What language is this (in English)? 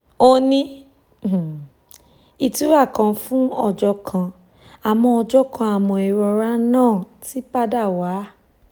Yoruba